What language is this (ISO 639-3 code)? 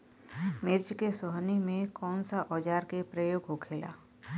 bho